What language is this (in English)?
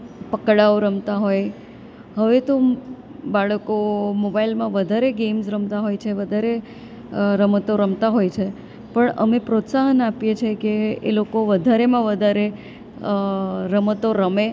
Gujarati